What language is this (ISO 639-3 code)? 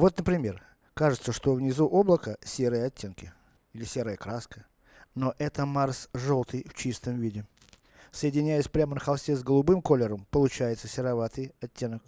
rus